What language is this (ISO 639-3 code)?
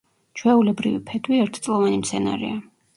kat